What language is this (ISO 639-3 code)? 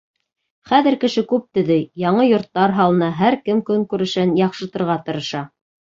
bak